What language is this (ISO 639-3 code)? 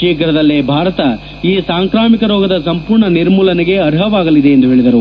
kan